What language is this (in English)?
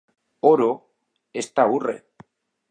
Basque